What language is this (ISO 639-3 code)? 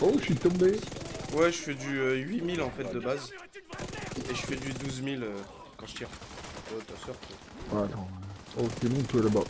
fra